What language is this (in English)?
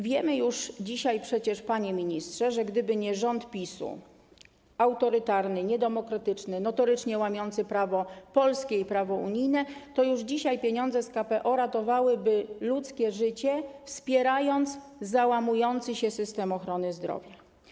Polish